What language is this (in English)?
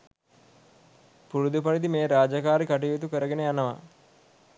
Sinhala